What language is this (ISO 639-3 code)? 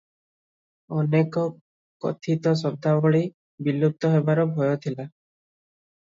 ori